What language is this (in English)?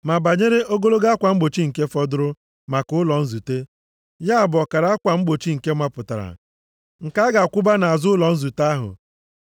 Igbo